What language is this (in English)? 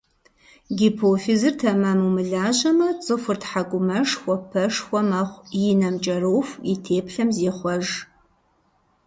Kabardian